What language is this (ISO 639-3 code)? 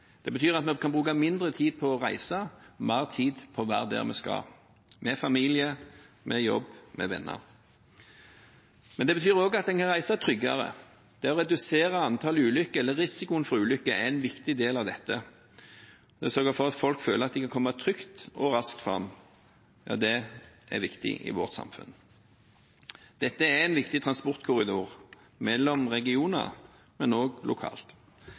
nob